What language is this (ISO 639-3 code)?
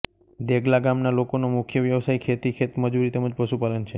guj